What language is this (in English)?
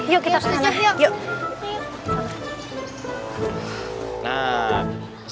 Indonesian